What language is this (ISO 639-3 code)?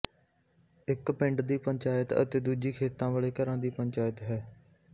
pan